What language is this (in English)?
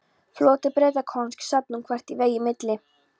Icelandic